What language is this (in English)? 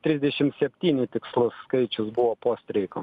Lithuanian